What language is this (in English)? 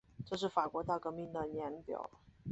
Chinese